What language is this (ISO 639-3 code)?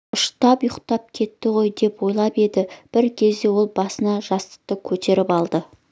kaz